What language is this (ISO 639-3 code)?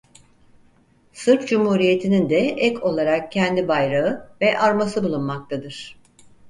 tur